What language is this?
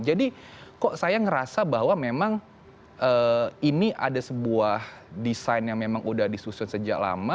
Indonesian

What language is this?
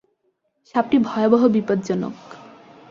Bangla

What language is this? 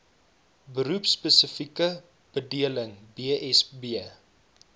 Afrikaans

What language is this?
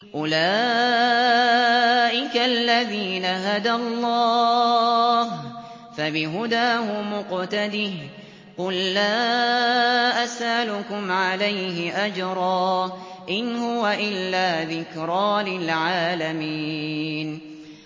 Arabic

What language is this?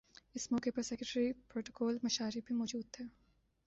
Urdu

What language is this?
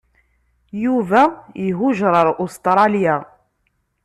Kabyle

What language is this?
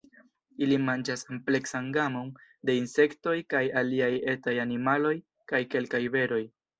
Esperanto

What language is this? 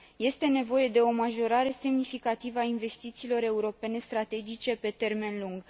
Romanian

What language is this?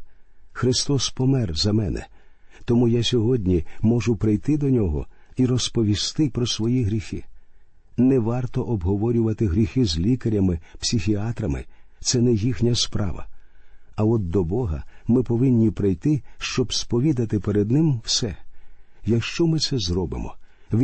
Ukrainian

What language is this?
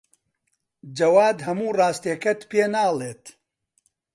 Central Kurdish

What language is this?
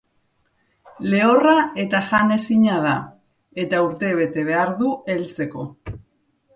Basque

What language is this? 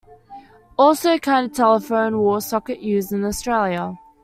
English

